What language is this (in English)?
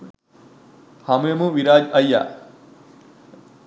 Sinhala